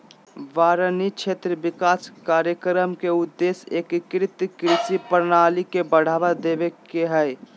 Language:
Magahi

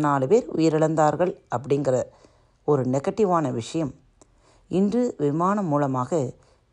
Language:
Tamil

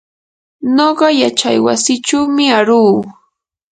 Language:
Yanahuanca Pasco Quechua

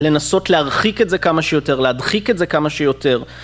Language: Hebrew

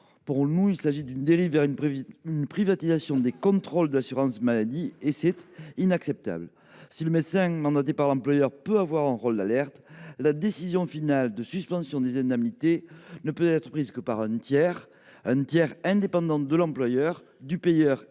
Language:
French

